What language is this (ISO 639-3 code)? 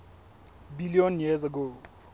sot